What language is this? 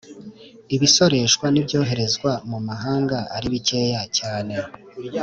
Kinyarwanda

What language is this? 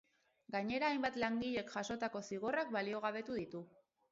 Basque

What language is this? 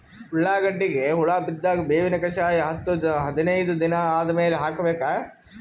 Kannada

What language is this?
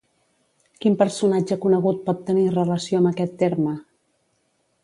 Catalan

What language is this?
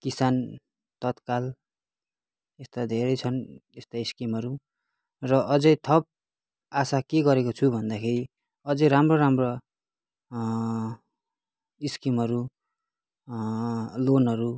Nepali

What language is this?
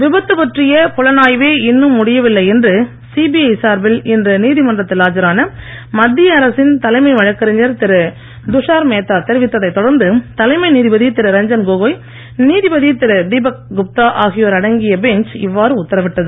Tamil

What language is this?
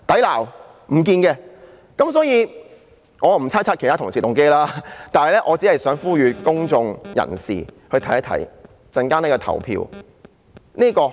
Cantonese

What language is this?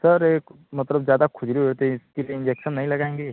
Hindi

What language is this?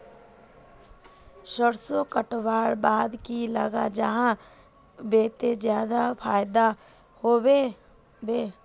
Magahi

